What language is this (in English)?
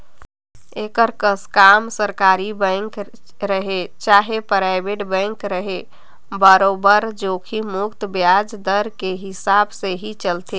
Chhattisgarhi